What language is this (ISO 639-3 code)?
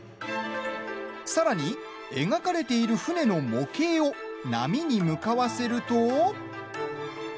jpn